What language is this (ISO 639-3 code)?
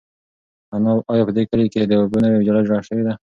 pus